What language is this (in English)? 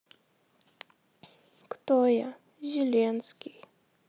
Russian